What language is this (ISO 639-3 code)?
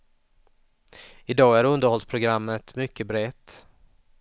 swe